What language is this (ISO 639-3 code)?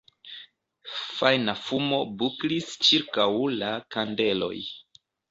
epo